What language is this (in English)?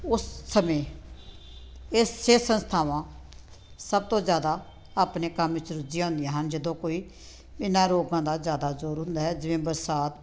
Punjabi